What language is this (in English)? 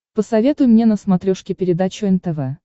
Russian